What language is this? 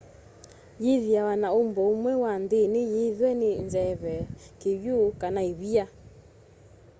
Kamba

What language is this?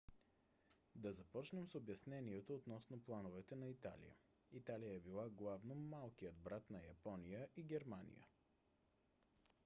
Bulgarian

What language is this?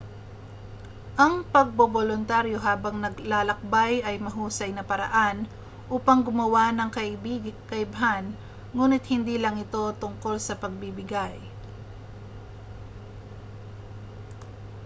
Filipino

